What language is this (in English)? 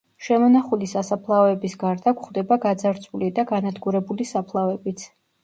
Georgian